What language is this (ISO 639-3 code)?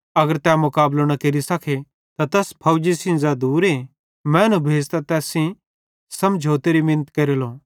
bhd